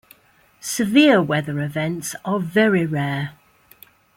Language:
English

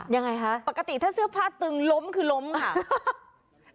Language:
Thai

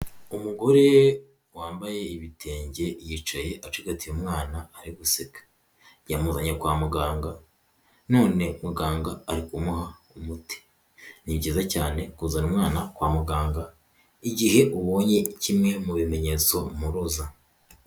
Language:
Kinyarwanda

